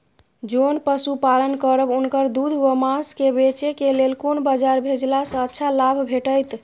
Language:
Maithili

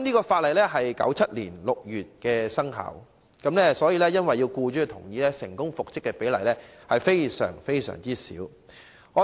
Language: Cantonese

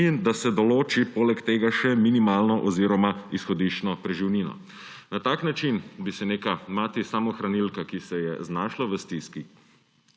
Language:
Slovenian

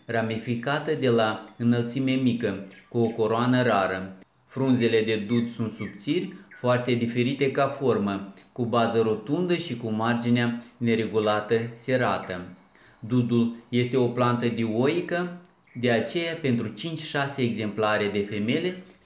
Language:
Romanian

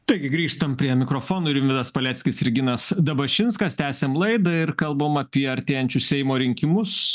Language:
Lithuanian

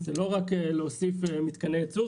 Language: Hebrew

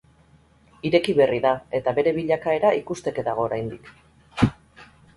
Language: Basque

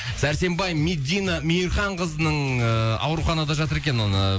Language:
Kazakh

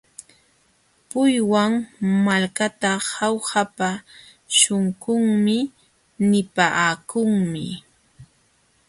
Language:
Jauja Wanca Quechua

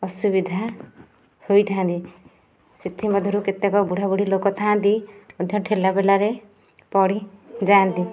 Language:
Odia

